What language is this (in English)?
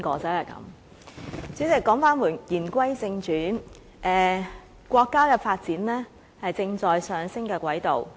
Cantonese